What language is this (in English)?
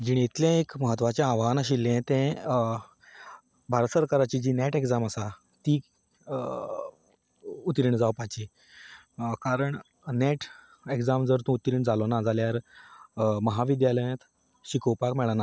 Konkani